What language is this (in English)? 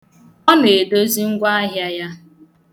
Igbo